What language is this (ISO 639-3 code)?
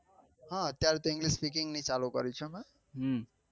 guj